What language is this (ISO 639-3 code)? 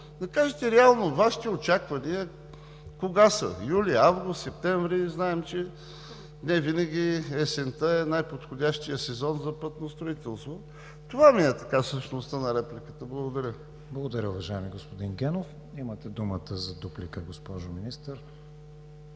bul